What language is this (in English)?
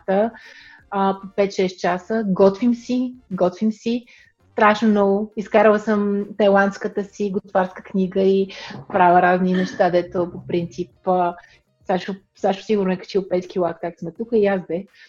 Bulgarian